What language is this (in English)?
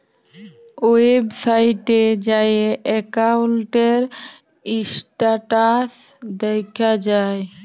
Bangla